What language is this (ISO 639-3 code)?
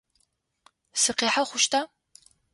ady